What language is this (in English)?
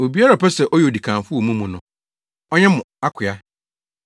Akan